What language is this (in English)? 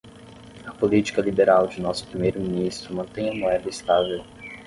Portuguese